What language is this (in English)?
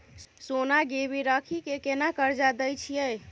Maithili